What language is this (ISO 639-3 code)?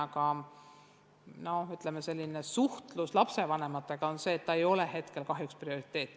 est